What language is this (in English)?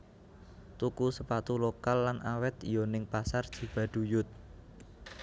Javanese